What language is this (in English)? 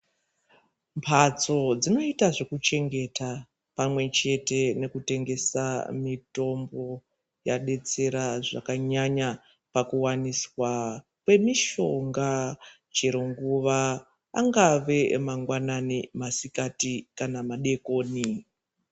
Ndau